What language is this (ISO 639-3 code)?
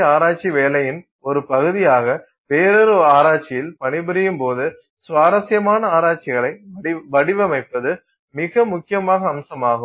tam